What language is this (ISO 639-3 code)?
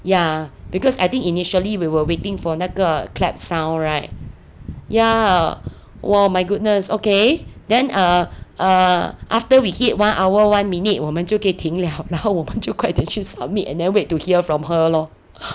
eng